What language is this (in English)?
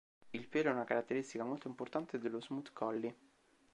Italian